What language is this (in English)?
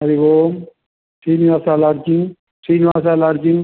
Sanskrit